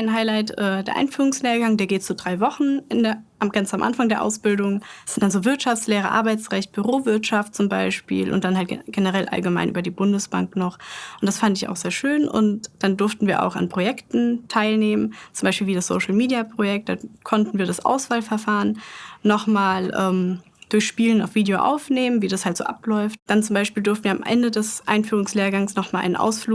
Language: German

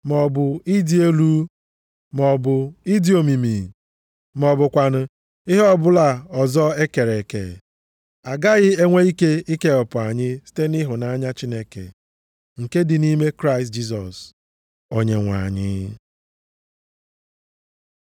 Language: Igbo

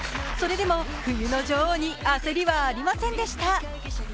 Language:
Japanese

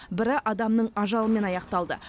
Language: Kazakh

